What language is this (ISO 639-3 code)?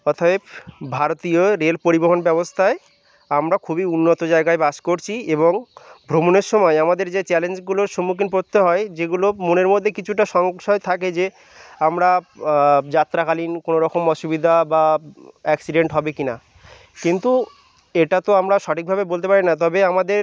ben